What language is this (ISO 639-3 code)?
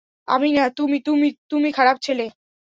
ben